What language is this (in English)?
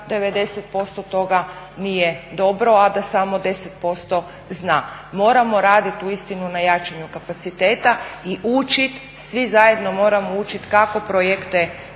Croatian